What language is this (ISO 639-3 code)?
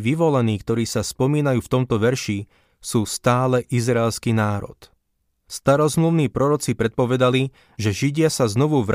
slk